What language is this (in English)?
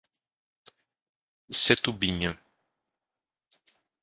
Portuguese